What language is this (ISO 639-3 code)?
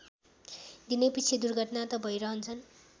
nep